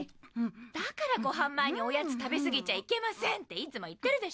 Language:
Japanese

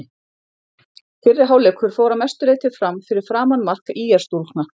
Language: Icelandic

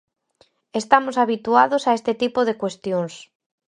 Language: Galician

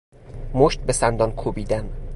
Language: Persian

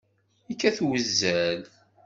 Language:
Kabyle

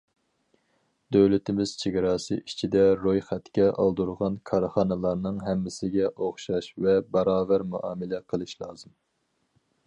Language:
Uyghur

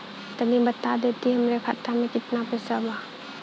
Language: Bhojpuri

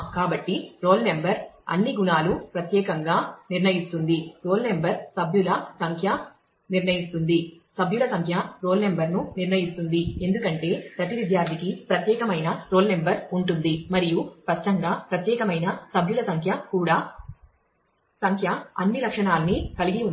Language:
Telugu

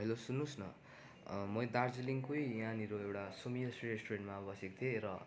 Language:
Nepali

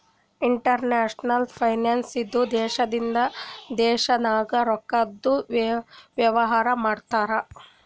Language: Kannada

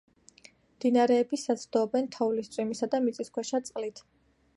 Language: Georgian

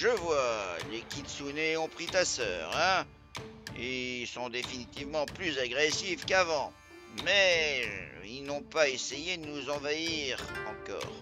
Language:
French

